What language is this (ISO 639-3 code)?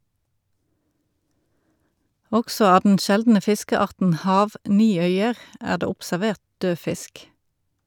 nor